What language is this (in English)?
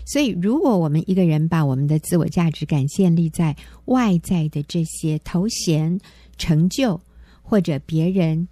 Chinese